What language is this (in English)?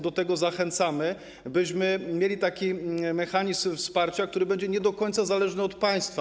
Polish